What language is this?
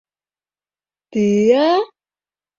Mari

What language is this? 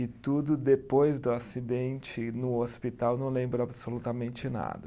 Portuguese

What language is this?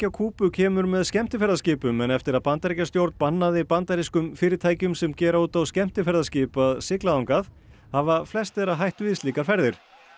Icelandic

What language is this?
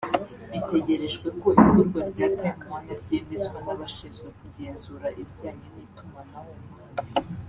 Kinyarwanda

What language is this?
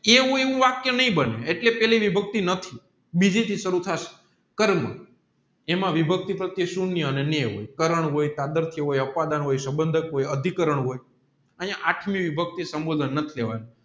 Gujarati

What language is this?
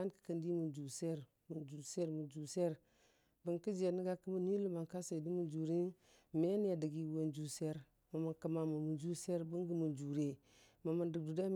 Dijim-Bwilim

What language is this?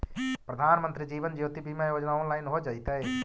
Magahi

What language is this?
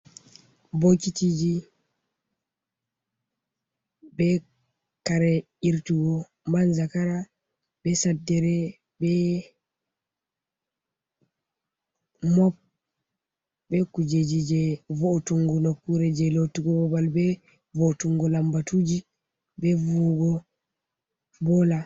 Fula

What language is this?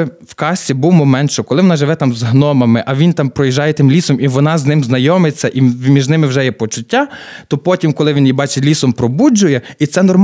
Ukrainian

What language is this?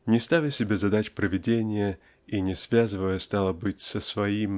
Russian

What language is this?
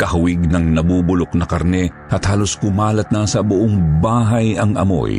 Filipino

